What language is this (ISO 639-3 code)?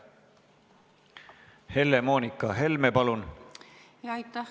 est